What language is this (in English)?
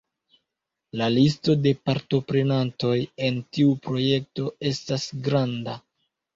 Esperanto